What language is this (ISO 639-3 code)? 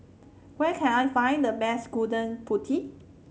eng